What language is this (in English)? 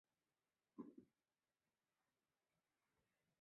Chinese